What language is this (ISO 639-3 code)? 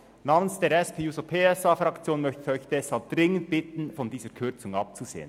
gsw